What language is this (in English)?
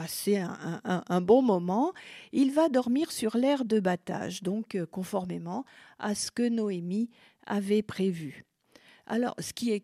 French